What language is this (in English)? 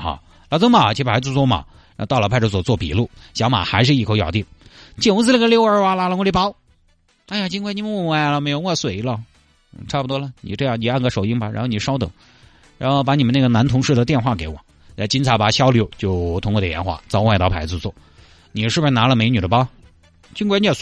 Chinese